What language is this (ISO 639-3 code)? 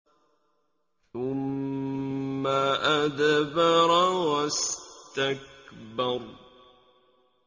ara